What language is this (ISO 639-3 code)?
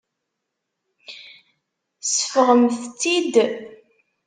kab